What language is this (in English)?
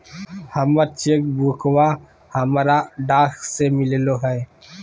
Magahi